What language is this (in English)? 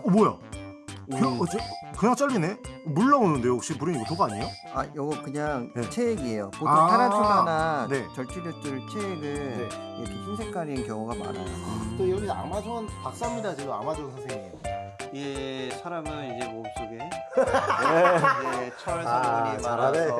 Korean